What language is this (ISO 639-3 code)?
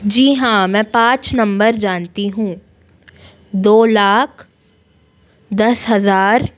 hin